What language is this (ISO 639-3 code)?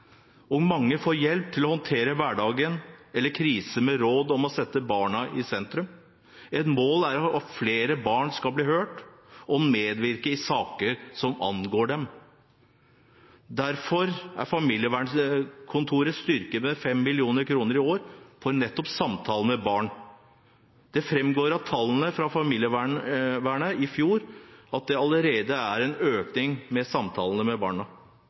nob